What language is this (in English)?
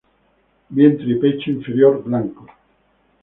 Spanish